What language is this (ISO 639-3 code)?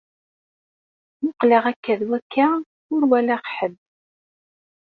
kab